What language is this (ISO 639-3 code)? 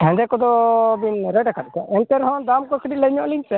sat